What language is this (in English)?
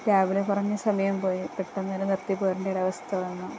Malayalam